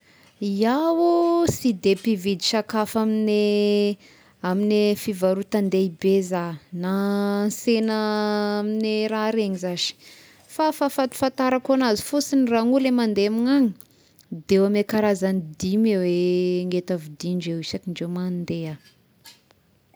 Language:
Tesaka Malagasy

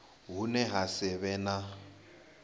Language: Venda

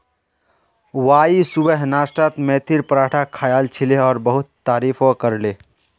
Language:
Magahi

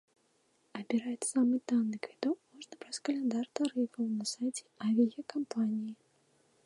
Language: Belarusian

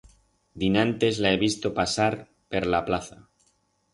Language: Aragonese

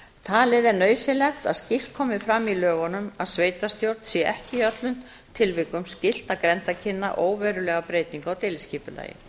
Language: Icelandic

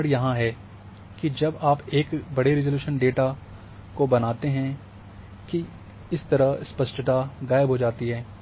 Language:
Hindi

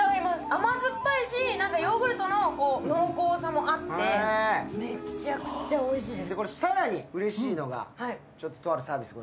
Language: Japanese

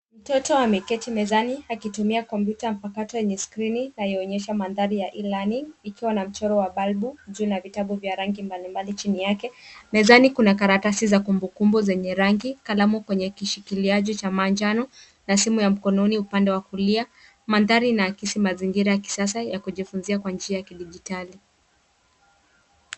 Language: Swahili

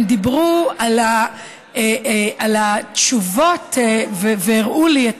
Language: Hebrew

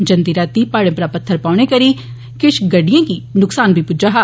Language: Dogri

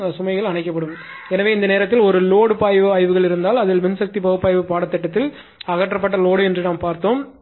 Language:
Tamil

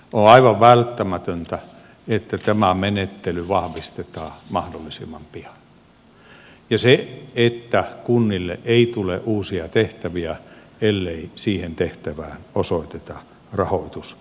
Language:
Finnish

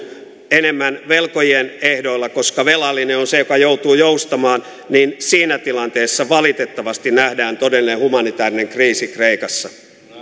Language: Finnish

